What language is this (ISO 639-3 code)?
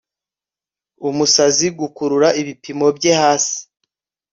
kin